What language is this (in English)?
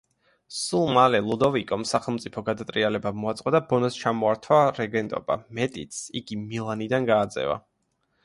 Georgian